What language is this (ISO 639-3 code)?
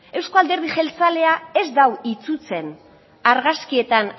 eus